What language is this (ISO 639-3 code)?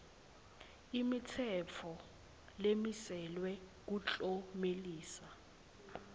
ssw